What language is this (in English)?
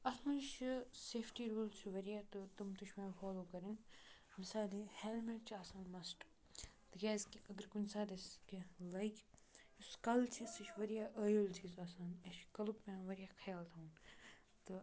Kashmiri